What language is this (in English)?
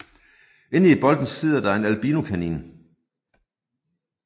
Danish